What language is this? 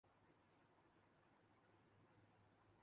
Urdu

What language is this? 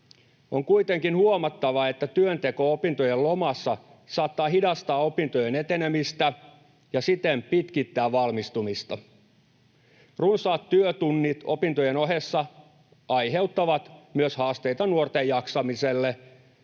Finnish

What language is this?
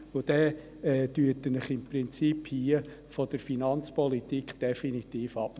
Swiss German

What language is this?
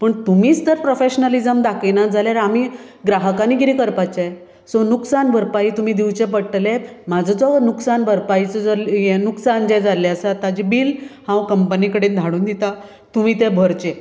Konkani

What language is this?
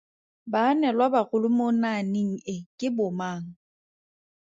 Tswana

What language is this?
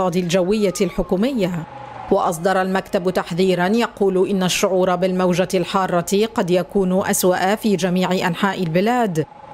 Arabic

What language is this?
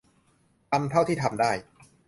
Thai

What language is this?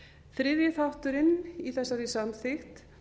Icelandic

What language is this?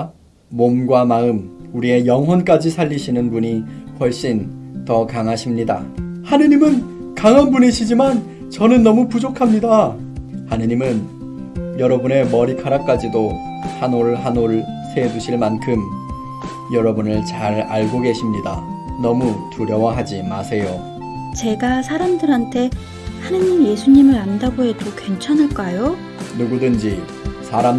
Korean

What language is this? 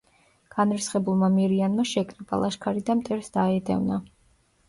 Georgian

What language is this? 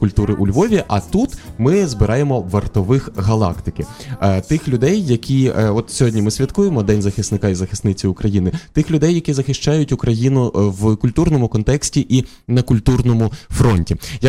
Ukrainian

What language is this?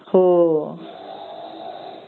Marathi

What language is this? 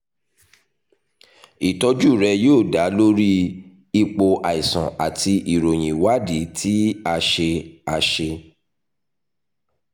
Yoruba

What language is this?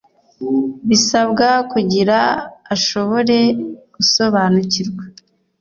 Kinyarwanda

